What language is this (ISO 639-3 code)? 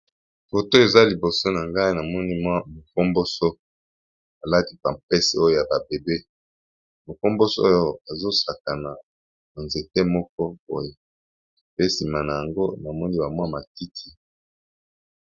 lin